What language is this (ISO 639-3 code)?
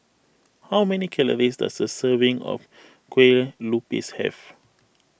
eng